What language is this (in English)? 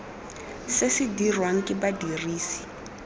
Tswana